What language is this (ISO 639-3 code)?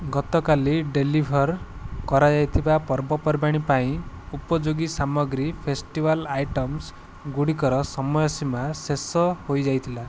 ori